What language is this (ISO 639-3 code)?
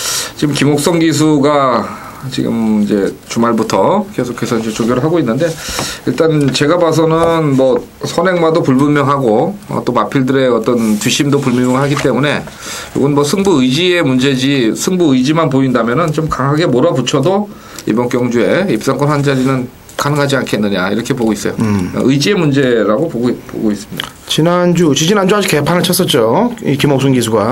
kor